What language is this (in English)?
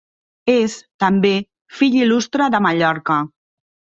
Catalan